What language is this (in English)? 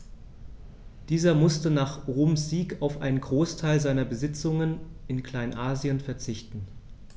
German